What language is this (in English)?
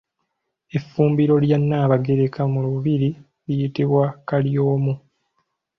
Ganda